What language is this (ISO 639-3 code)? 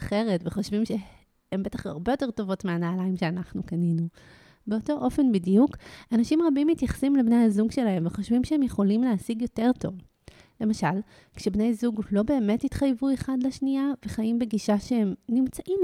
heb